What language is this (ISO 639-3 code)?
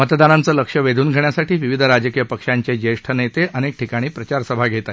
mar